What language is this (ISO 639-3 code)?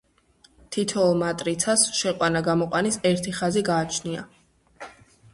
kat